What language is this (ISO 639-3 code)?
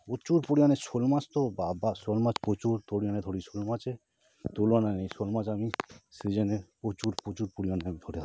ben